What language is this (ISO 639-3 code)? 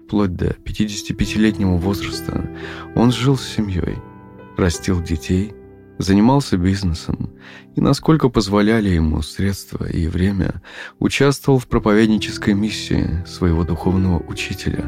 rus